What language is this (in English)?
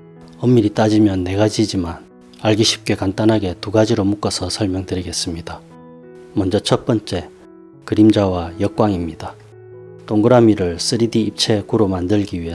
Korean